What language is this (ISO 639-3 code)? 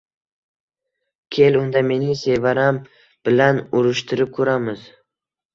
uzb